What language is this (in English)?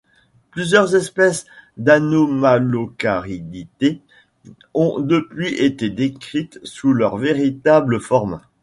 French